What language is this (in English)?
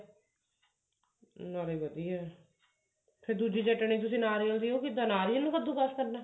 Punjabi